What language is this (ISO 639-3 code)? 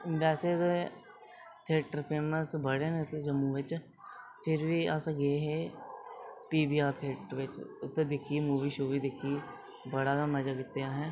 doi